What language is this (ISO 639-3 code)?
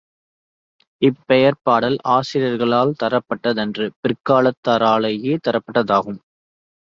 tam